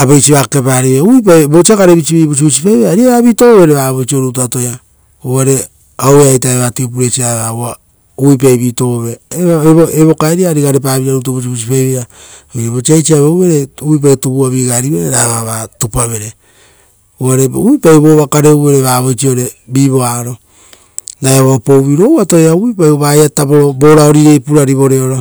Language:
Rotokas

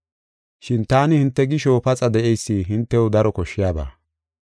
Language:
Gofa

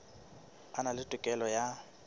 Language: Southern Sotho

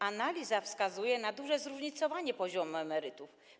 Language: Polish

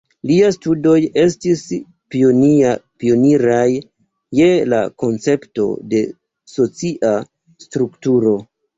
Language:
Esperanto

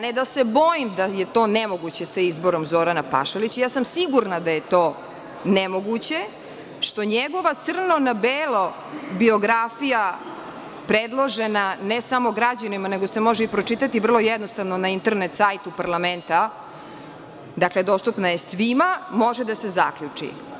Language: Serbian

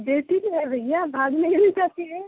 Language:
Hindi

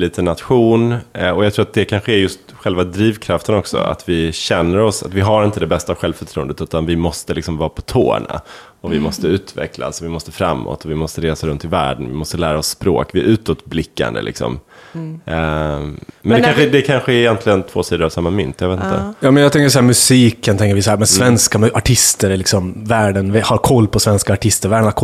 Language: Swedish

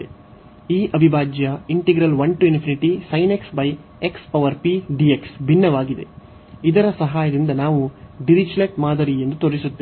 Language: Kannada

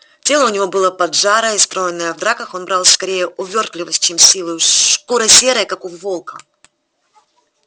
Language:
Russian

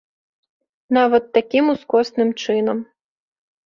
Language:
Belarusian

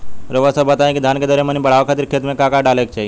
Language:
Bhojpuri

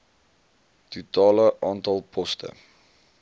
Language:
Afrikaans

